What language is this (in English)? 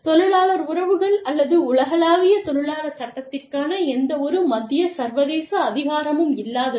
Tamil